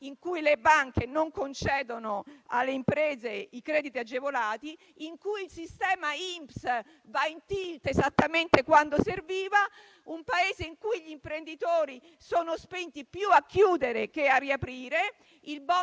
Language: Italian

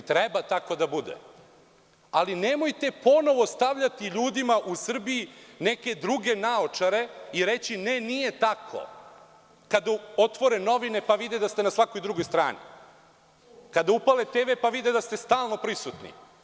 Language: Serbian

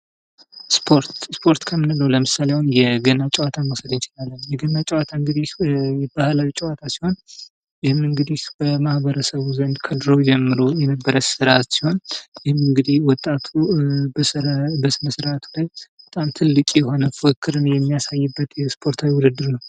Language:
Amharic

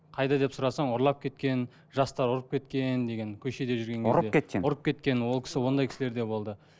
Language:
Kazakh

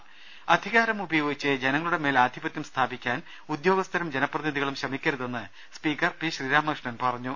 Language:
Malayalam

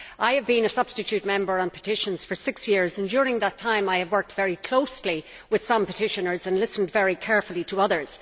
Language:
English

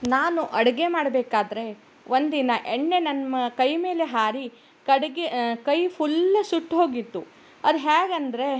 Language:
Kannada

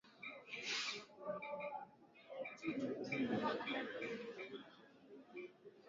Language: Swahili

